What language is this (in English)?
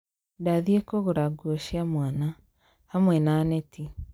Kikuyu